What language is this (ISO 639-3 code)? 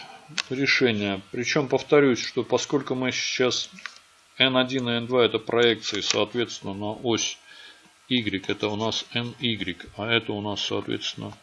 rus